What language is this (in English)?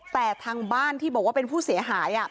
Thai